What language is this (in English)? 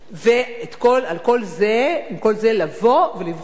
Hebrew